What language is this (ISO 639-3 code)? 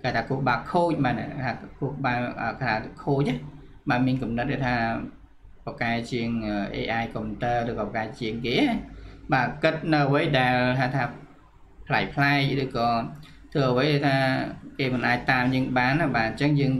vie